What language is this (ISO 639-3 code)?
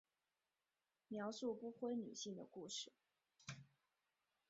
zho